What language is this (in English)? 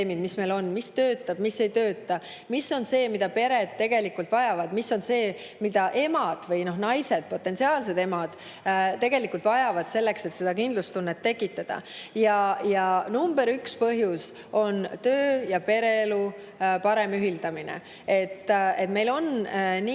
Estonian